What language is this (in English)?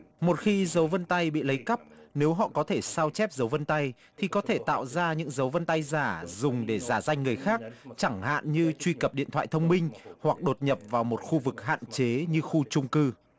Vietnamese